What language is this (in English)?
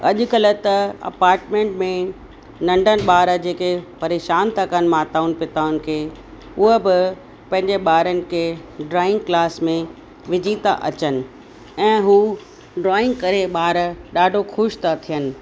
Sindhi